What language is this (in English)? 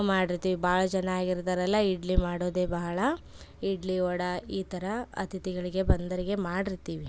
Kannada